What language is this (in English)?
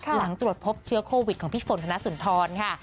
Thai